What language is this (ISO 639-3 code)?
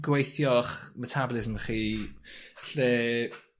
cym